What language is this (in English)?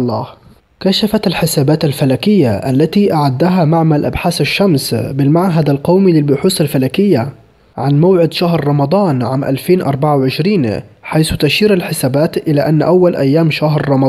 Arabic